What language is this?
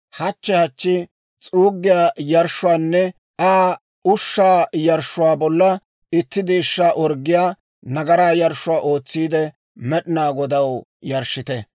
Dawro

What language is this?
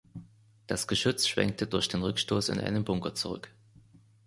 German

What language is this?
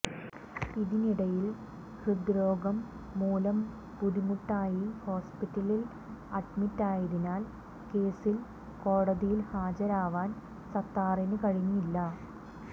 Malayalam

